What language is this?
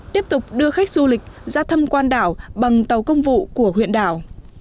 Vietnamese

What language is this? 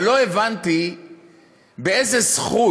Hebrew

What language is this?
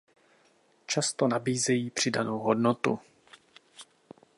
Czech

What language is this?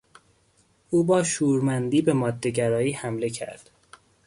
Persian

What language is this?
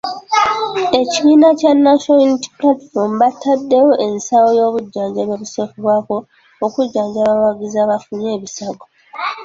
Ganda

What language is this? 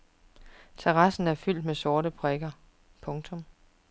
Danish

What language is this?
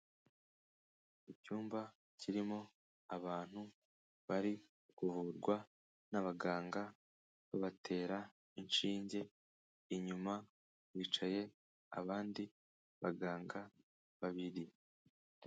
Kinyarwanda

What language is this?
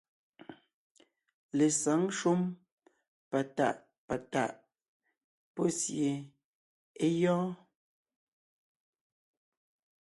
Ngiemboon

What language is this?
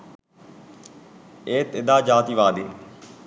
Sinhala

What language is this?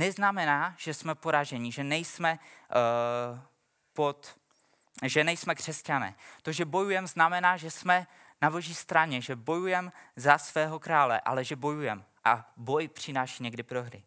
Czech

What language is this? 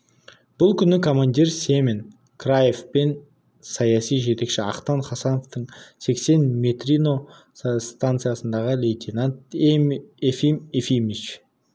Kazakh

